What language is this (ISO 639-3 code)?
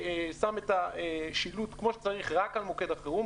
heb